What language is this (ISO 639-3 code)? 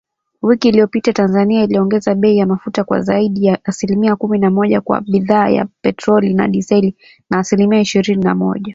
swa